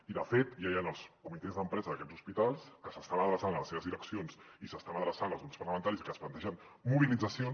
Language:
Catalan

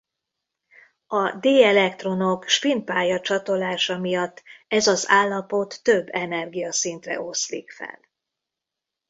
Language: Hungarian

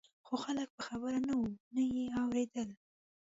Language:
Pashto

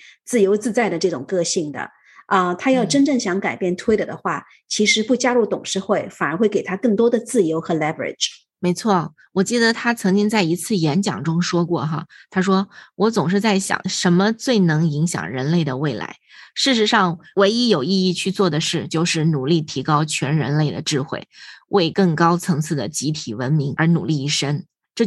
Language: Chinese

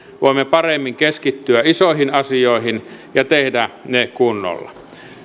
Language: Finnish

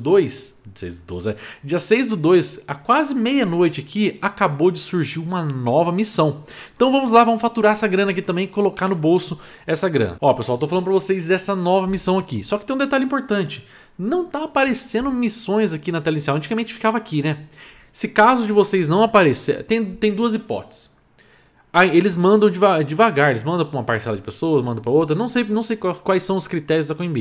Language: Portuguese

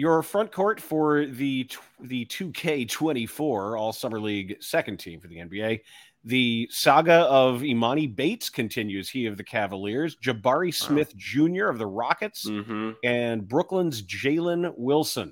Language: English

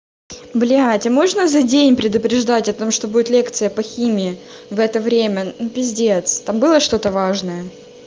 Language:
Russian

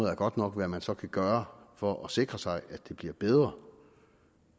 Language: Danish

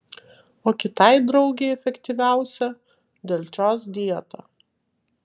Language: Lithuanian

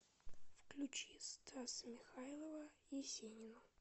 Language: Russian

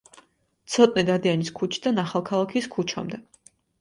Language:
Georgian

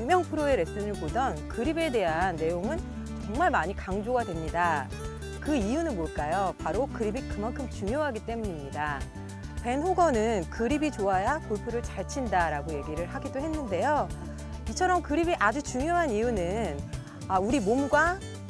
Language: Korean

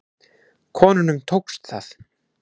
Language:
Icelandic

